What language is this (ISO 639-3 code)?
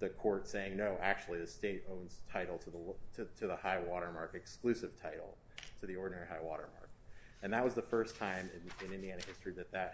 eng